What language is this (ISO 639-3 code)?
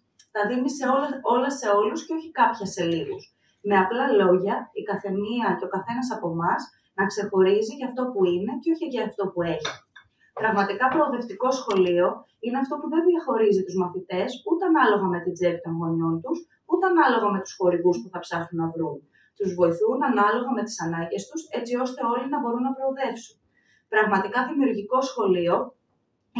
ell